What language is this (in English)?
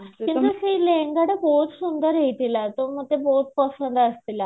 Odia